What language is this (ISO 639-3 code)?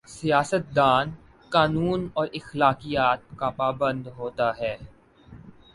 urd